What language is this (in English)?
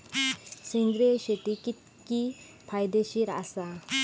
Marathi